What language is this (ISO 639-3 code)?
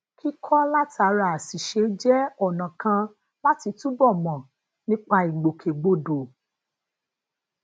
yor